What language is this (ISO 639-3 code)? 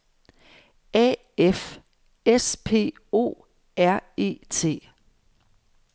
dan